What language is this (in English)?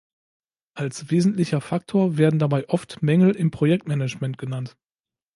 German